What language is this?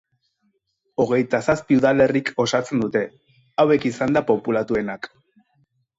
Basque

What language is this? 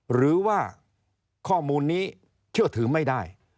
Thai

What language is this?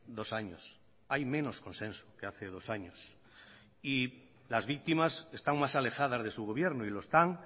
Spanish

